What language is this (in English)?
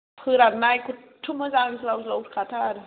Bodo